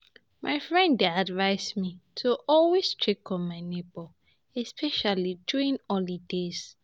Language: Nigerian Pidgin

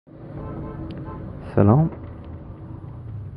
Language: Persian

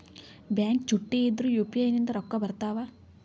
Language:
Kannada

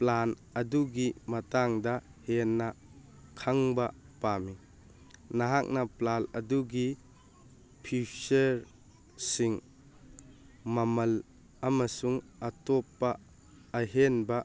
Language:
Manipuri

